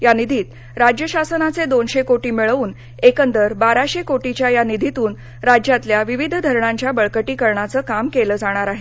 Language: Marathi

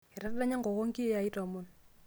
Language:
Masai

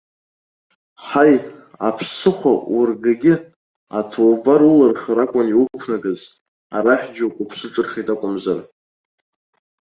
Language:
Abkhazian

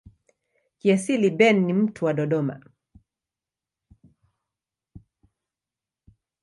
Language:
Swahili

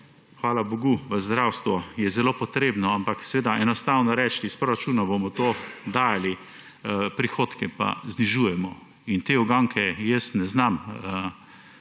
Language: Slovenian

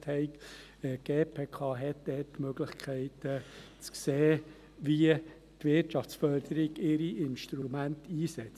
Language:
Swiss German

